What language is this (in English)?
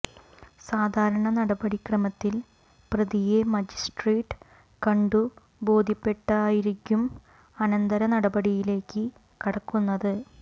Malayalam